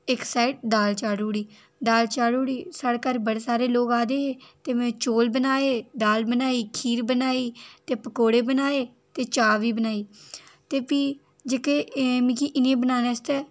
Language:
Dogri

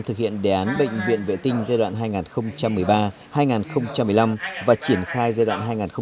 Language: Vietnamese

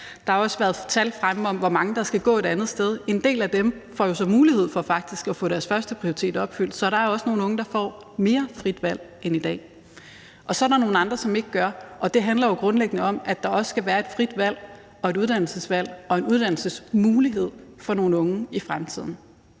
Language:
Danish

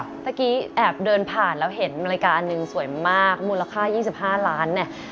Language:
Thai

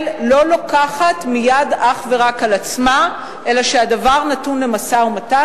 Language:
Hebrew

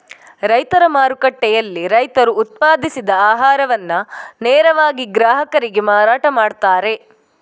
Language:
Kannada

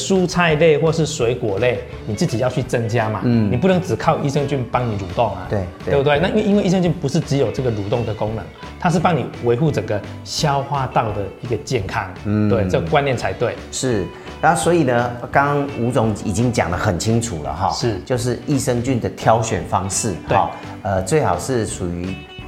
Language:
Chinese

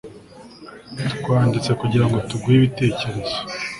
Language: Kinyarwanda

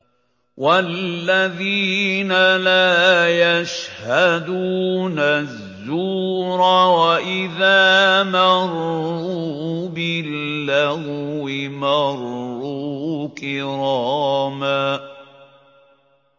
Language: Arabic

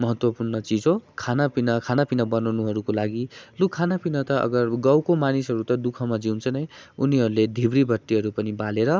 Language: Nepali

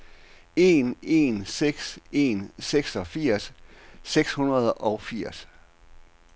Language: Danish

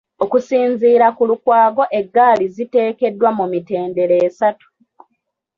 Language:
Ganda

